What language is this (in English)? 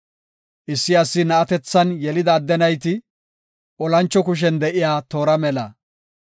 Gofa